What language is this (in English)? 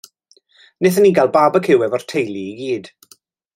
Welsh